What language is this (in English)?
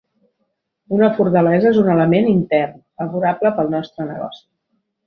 Catalan